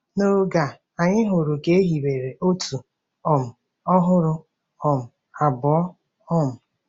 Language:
Igbo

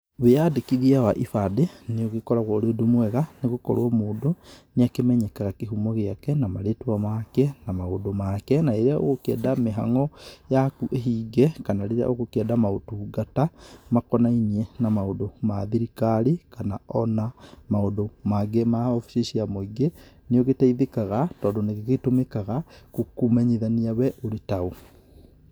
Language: Kikuyu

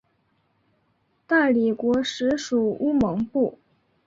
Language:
Chinese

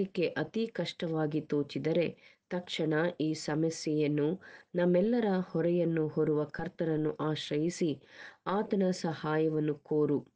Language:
Kannada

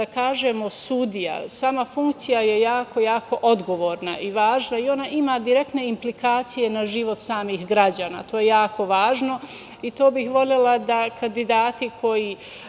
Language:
Serbian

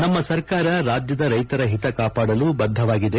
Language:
Kannada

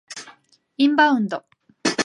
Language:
Japanese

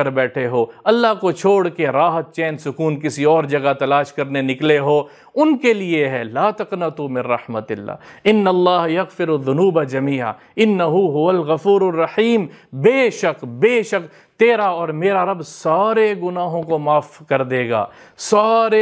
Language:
Arabic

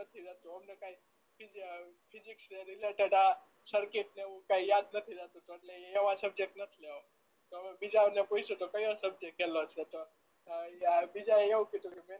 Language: Gujarati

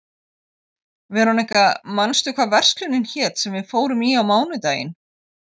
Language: Icelandic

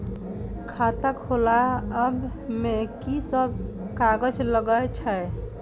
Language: Maithili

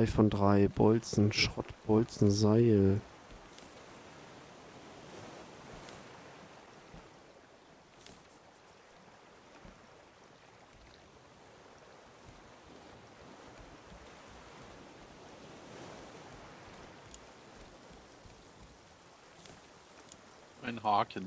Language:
German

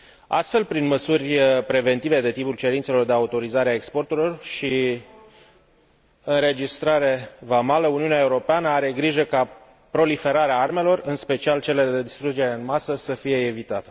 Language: Romanian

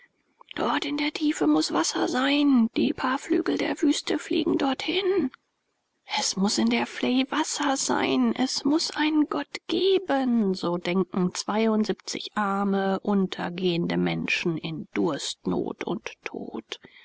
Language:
German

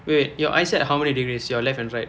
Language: English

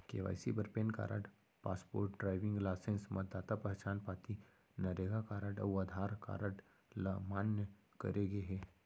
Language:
Chhattisgarhi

